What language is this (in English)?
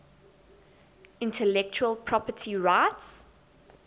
English